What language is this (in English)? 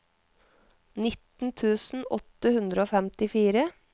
Norwegian